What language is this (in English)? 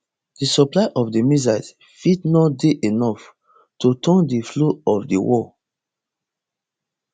Nigerian Pidgin